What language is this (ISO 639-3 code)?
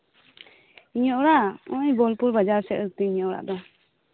sat